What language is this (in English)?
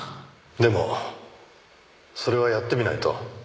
Japanese